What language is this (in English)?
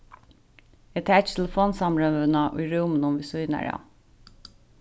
Faroese